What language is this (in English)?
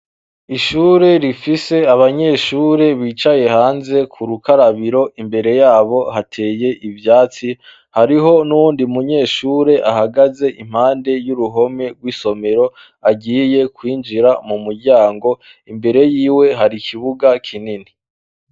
Rundi